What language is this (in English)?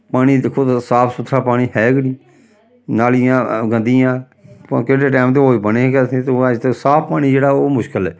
Dogri